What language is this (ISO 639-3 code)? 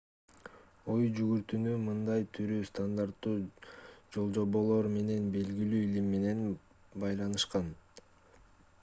kir